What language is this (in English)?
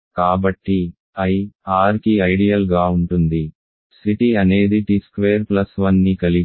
Telugu